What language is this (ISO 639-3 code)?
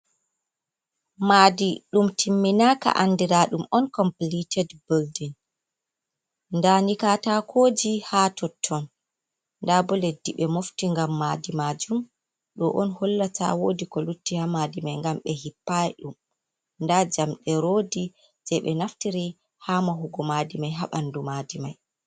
ful